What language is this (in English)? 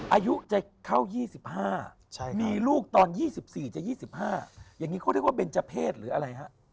Thai